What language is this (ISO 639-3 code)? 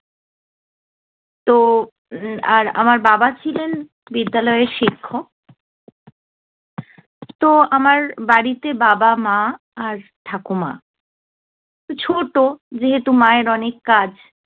ben